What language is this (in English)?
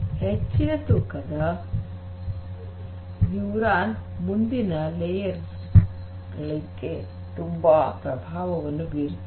Kannada